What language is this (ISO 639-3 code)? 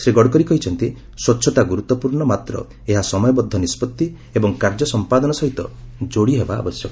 ori